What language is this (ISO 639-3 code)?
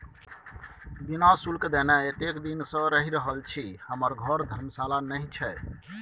mai